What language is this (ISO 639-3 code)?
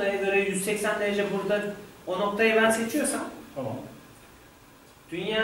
tur